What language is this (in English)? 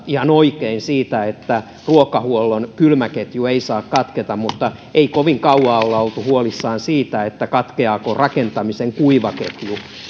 Finnish